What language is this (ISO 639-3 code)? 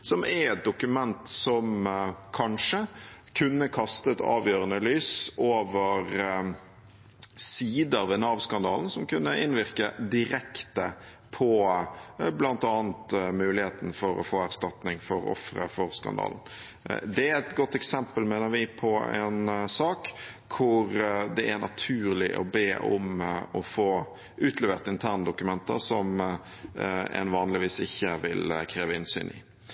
nob